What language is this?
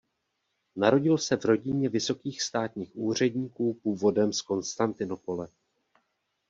Czech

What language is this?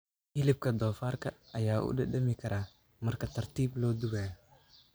Somali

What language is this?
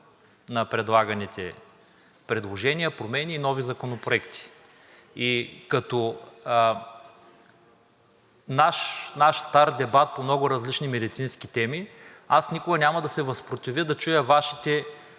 Bulgarian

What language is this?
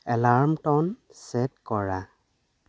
Assamese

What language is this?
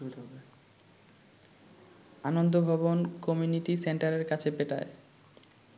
Bangla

